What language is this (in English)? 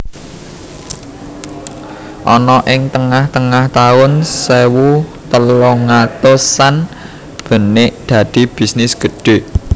Javanese